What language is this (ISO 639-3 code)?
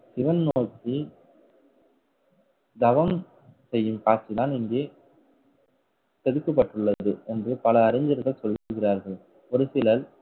tam